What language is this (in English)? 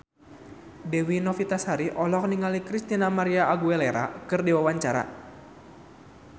Sundanese